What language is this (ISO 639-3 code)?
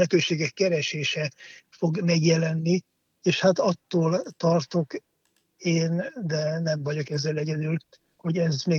hun